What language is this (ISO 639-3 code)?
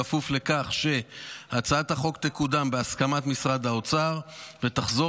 heb